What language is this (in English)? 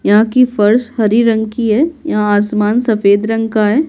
Hindi